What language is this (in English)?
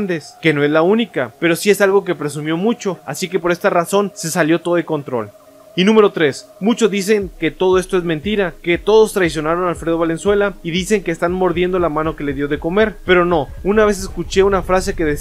Spanish